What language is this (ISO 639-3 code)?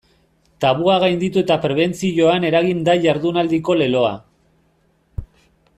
eus